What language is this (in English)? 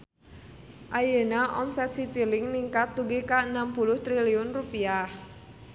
Sundanese